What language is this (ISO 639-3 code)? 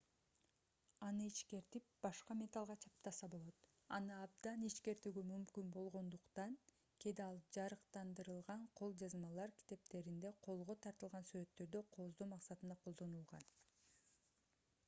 kir